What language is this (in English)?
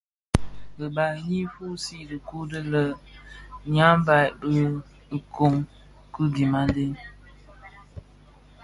Bafia